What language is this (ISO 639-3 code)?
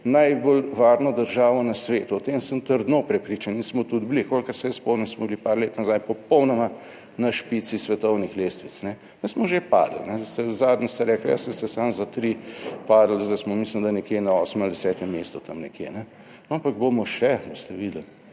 slv